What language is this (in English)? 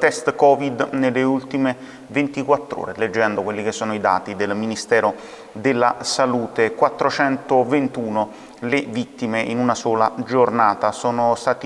Italian